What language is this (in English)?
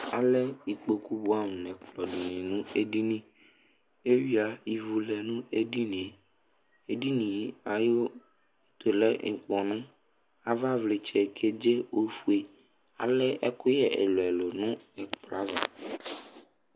Ikposo